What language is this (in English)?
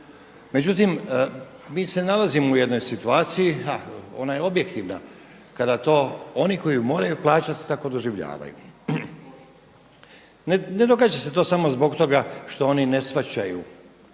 Croatian